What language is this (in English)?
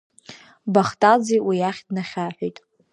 Abkhazian